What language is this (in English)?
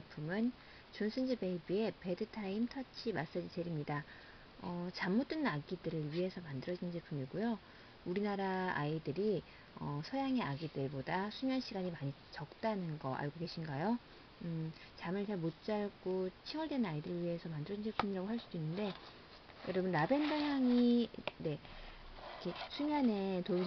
Korean